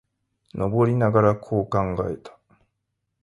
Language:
Japanese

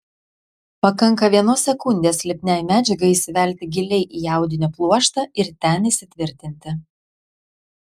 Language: Lithuanian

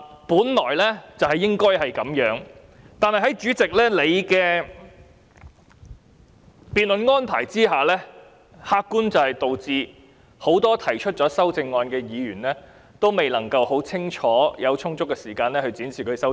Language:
Cantonese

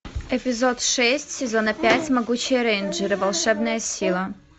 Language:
Russian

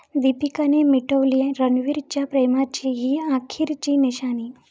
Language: Marathi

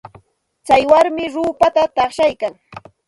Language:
Santa Ana de Tusi Pasco Quechua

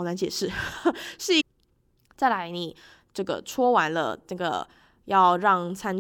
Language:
Chinese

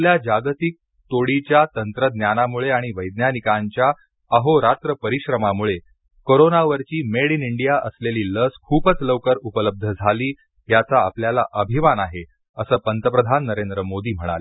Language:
Marathi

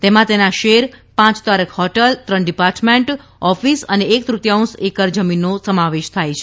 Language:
Gujarati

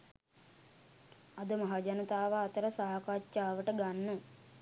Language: Sinhala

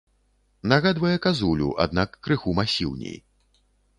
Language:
Belarusian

